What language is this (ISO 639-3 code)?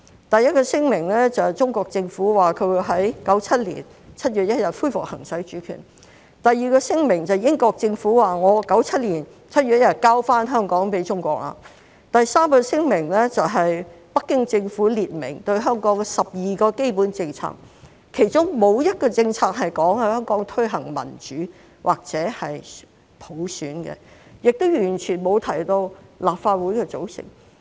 yue